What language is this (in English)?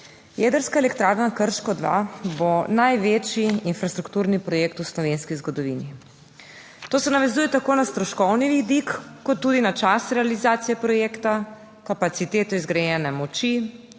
Slovenian